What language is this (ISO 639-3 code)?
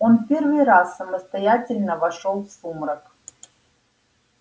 rus